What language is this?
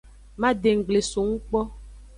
Aja (Benin)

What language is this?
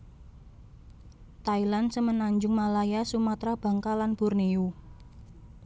Javanese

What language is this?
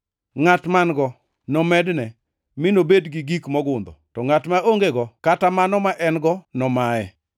Luo (Kenya and Tanzania)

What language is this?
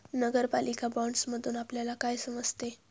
Marathi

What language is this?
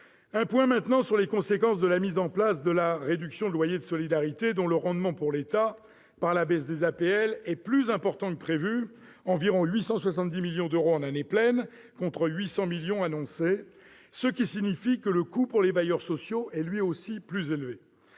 French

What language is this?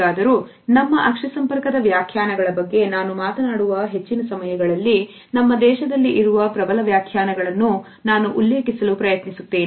Kannada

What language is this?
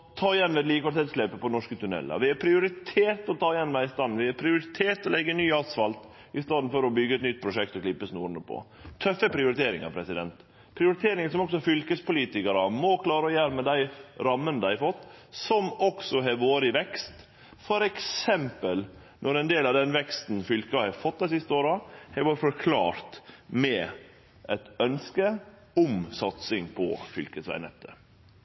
Norwegian Nynorsk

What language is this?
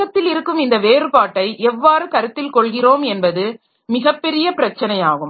Tamil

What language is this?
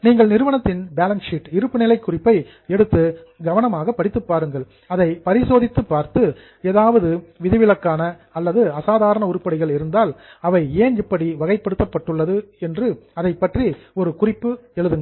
Tamil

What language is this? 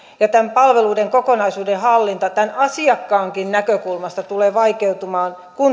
Finnish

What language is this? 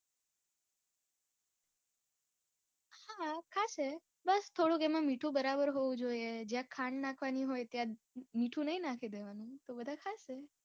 Gujarati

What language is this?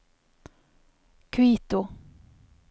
Norwegian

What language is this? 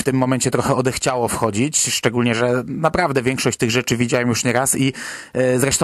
Polish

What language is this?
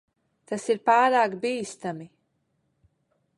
Latvian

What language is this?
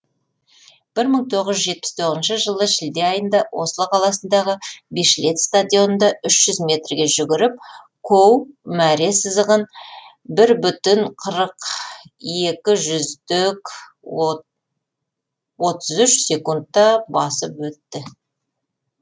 Kazakh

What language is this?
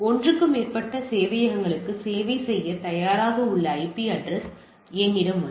Tamil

